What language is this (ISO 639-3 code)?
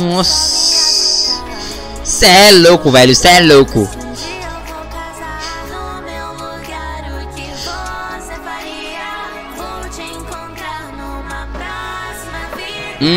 por